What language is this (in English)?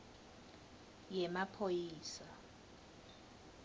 Swati